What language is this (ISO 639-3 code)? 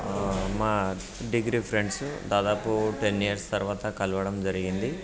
tel